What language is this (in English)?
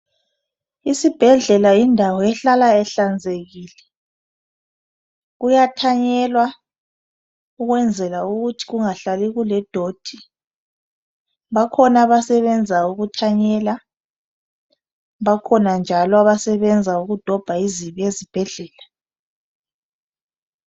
North Ndebele